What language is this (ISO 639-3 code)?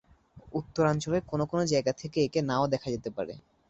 ben